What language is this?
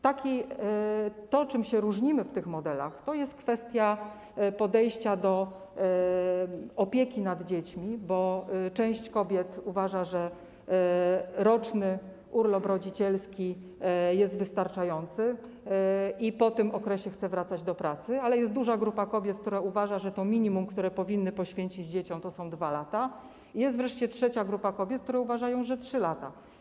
Polish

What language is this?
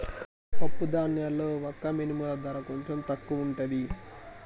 Telugu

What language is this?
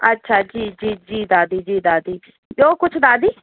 Sindhi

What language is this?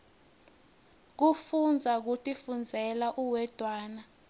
Swati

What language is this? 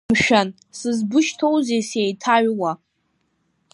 Abkhazian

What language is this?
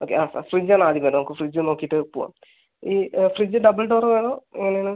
Malayalam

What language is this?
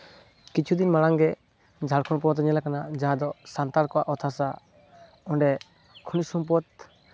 Santali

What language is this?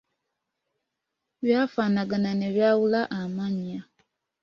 Ganda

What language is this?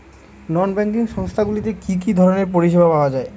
Bangla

